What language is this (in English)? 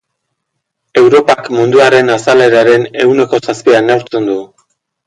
Basque